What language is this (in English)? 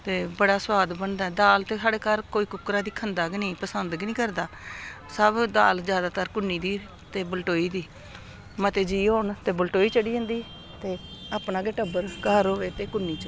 Dogri